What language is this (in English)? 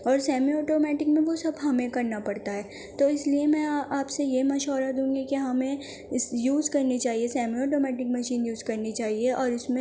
Urdu